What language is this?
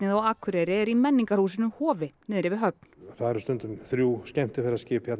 Icelandic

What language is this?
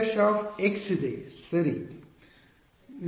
Kannada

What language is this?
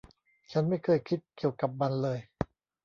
Thai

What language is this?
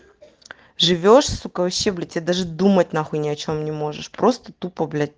Russian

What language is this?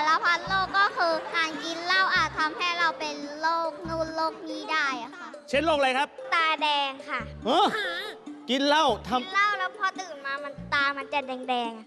Thai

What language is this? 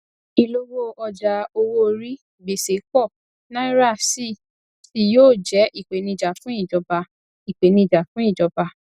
Yoruba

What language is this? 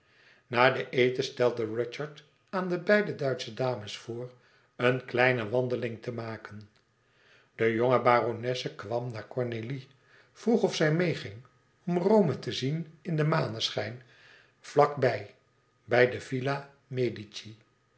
Dutch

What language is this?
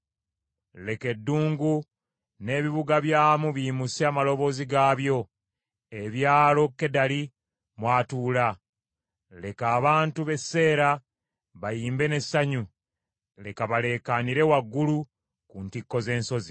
Ganda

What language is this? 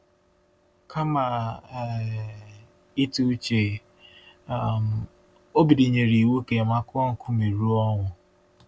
Igbo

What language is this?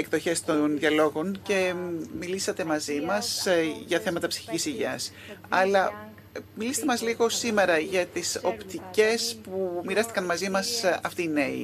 Greek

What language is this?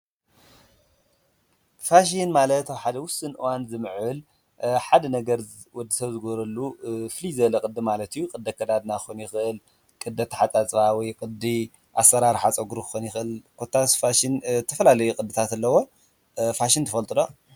Tigrinya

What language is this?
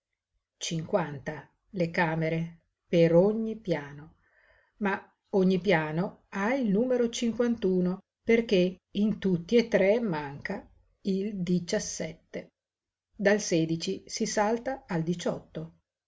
Italian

